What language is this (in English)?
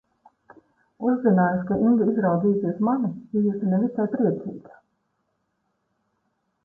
Latvian